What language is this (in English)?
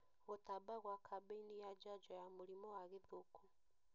Kikuyu